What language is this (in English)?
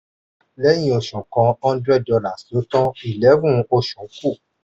Yoruba